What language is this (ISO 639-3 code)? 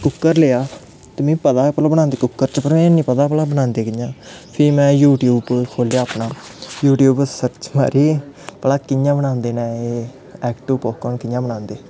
doi